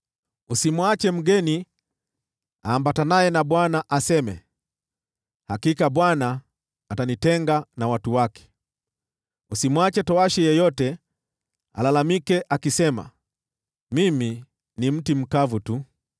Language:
Swahili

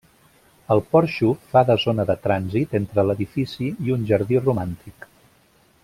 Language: Catalan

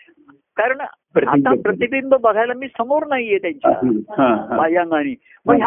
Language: Marathi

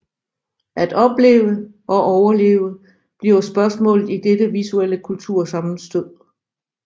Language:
Danish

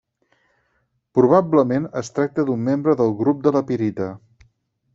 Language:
Catalan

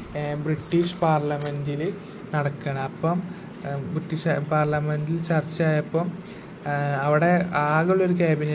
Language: Malayalam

